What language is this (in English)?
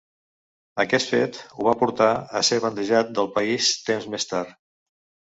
Catalan